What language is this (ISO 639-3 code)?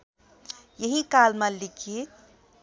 nep